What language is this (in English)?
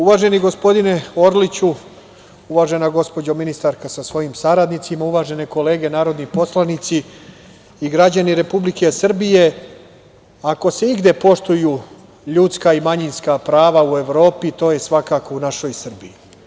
Serbian